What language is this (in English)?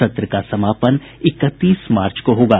Hindi